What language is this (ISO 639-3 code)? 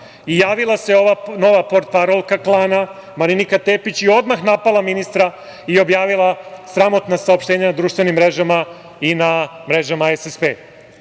srp